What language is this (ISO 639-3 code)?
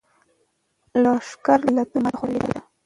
pus